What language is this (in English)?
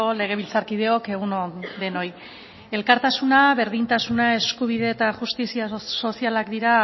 Basque